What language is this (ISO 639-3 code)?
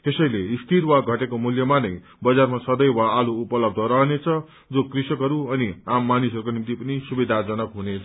nep